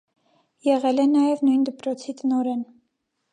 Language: Armenian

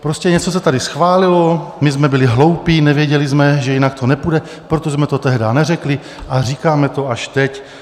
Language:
Czech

